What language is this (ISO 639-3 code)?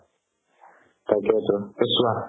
asm